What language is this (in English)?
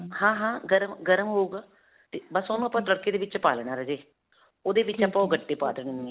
Punjabi